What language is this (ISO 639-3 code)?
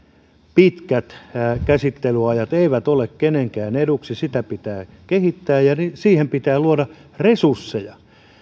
fin